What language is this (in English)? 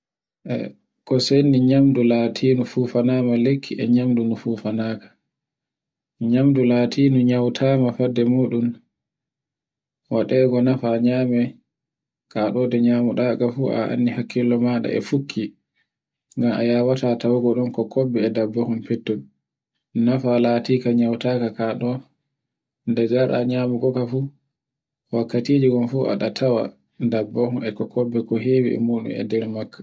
Borgu Fulfulde